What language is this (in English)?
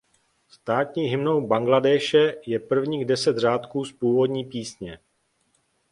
Czech